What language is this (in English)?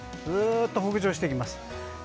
Japanese